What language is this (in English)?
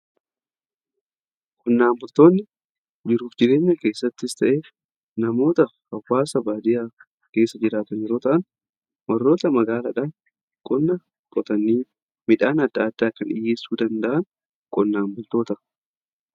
Oromo